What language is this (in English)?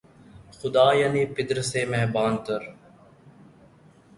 Urdu